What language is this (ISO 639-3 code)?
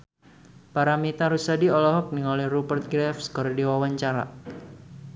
sun